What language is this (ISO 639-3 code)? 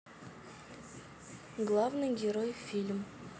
rus